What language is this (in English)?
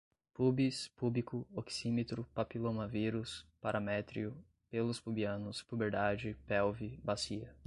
Portuguese